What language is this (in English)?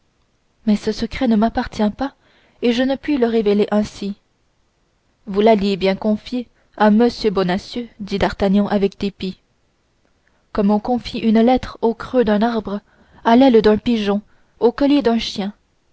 French